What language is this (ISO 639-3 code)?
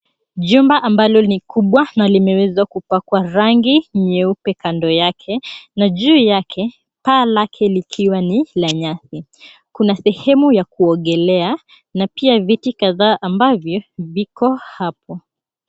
swa